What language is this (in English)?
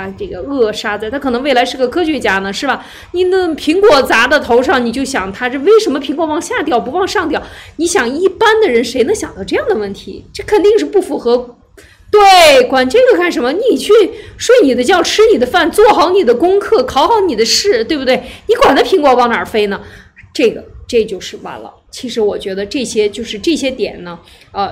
Chinese